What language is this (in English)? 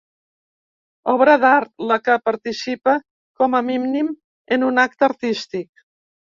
Catalan